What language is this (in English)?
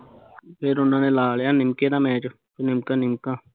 Punjabi